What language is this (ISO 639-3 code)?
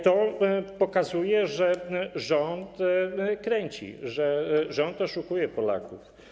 pol